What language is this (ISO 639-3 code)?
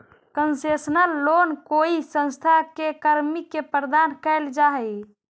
mag